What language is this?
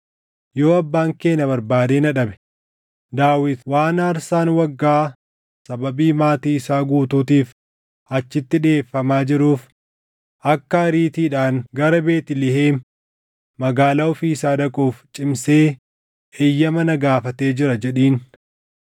Oromo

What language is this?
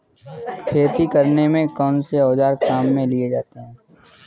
Hindi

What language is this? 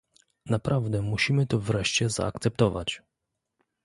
Polish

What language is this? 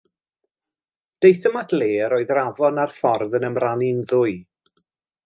Welsh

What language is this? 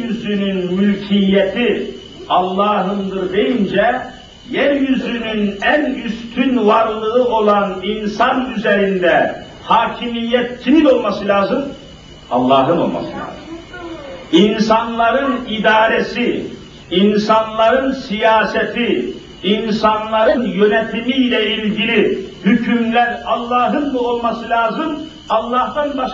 Turkish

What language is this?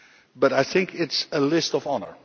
English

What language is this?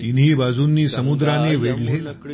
Marathi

